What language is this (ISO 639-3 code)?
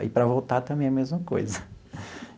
por